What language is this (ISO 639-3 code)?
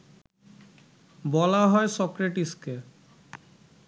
ben